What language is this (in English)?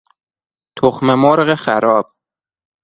Persian